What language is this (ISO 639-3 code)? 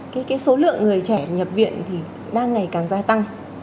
vie